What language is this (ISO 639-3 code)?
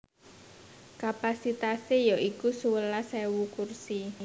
jav